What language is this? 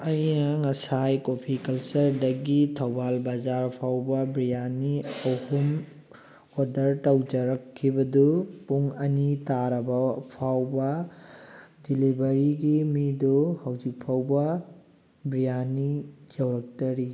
Manipuri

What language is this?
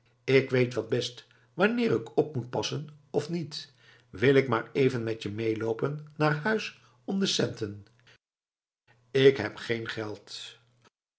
Dutch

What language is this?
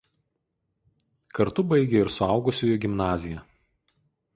Lithuanian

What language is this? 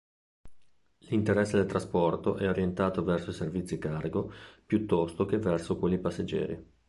Italian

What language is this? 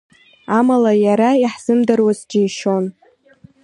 Abkhazian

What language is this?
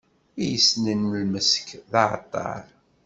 Kabyle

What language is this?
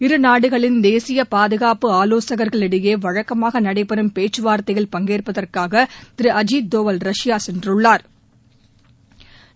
Tamil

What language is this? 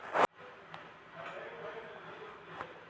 Telugu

